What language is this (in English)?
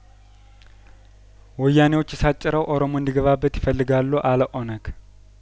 Amharic